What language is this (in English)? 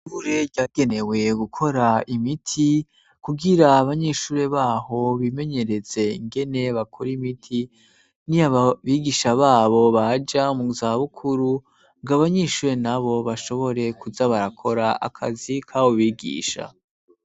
Rundi